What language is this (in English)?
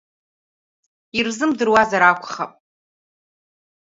Abkhazian